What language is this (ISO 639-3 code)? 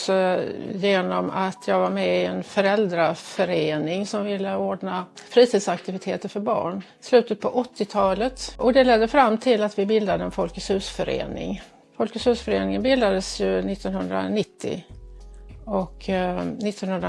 swe